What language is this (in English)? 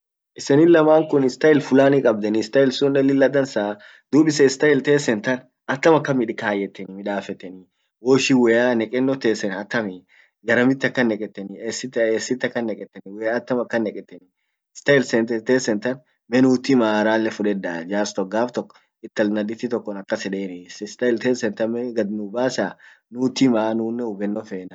Orma